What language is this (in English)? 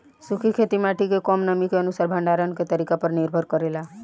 Bhojpuri